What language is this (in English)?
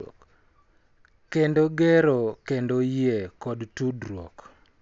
Luo (Kenya and Tanzania)